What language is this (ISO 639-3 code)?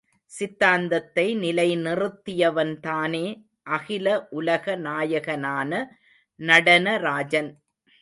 tam